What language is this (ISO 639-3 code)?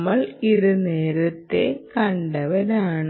mal